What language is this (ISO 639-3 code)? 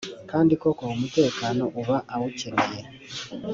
kin